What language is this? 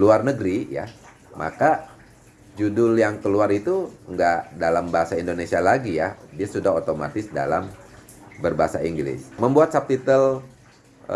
Indonesian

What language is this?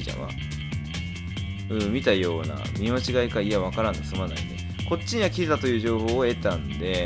Japanese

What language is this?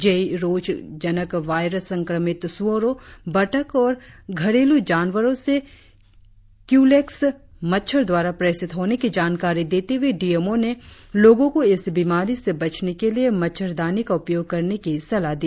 Hindi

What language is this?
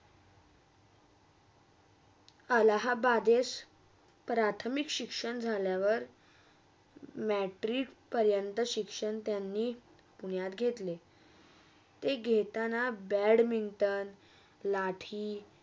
Marathi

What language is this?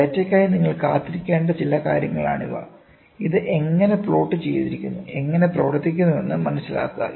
Malayalam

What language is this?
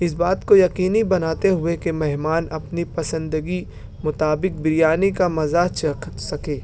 Urdu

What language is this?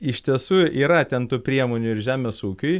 Lithuanian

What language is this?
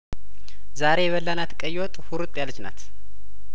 Amharic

